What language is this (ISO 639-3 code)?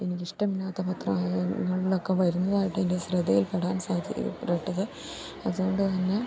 mal